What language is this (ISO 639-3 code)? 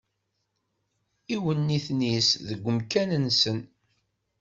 kab